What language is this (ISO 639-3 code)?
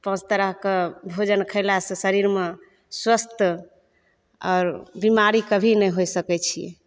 mai